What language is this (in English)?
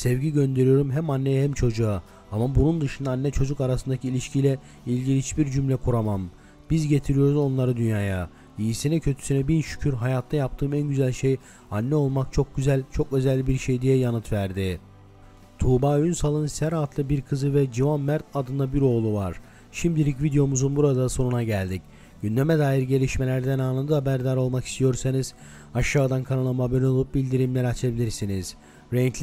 Turkish